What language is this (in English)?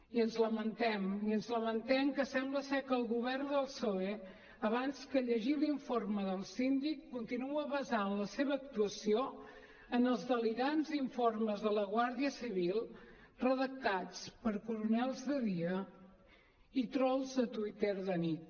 Catalan